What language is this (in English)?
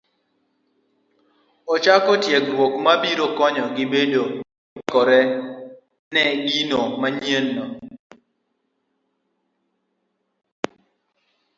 Luo (Kenya and Tanzania)